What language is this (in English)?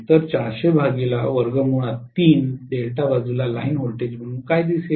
Marathi